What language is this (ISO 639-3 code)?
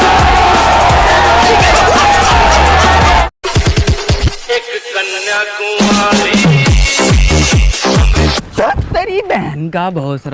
hin